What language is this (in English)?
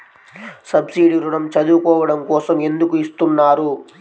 Telugu